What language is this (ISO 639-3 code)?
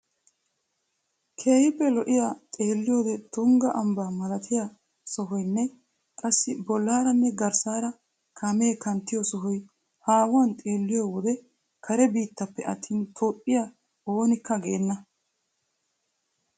wal